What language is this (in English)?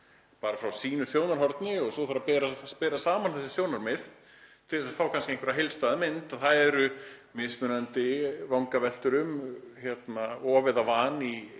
Icelandic